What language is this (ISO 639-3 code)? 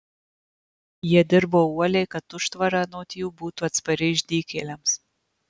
lit